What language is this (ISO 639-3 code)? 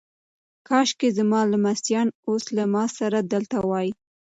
pus